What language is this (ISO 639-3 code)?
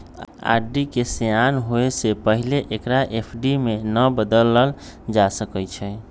mag